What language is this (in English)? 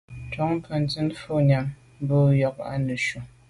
Medumba